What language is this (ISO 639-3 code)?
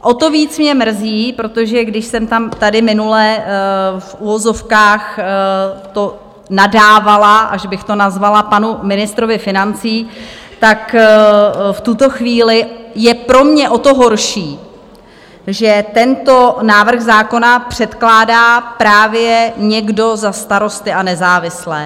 ces